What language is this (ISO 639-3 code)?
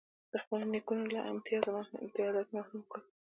pus